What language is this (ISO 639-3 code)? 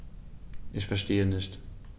deu